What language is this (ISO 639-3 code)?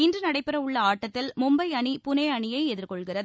tam